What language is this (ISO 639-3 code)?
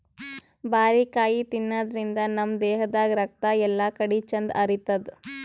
kan